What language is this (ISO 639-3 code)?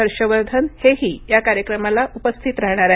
mar